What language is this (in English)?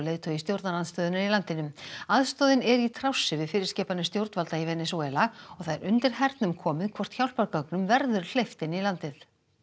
Icelandic